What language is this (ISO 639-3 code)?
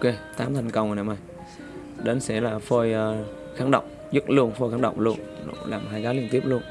vie